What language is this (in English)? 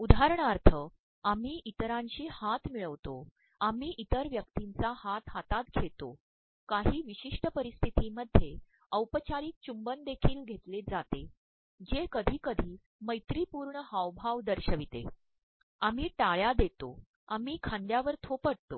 Marathi